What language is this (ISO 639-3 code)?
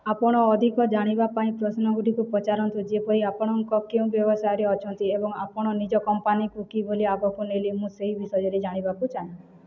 ori